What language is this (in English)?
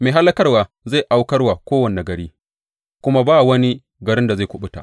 Hausa